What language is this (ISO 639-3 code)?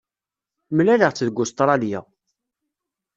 kab